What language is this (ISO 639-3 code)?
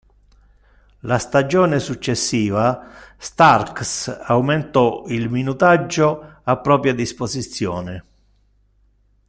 ita